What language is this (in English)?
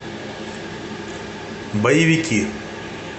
Russian